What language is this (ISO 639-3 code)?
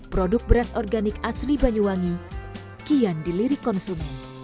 ind